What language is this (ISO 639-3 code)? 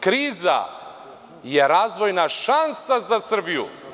srp